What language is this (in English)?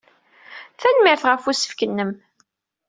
Kabyle